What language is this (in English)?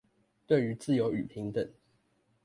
Chinese